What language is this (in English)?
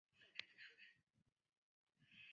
Chinese